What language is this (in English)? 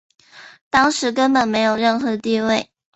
Chinese